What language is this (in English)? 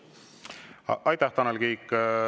Estonian